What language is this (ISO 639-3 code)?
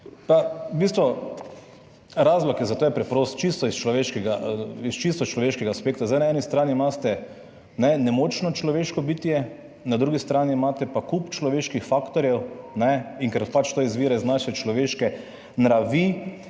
slv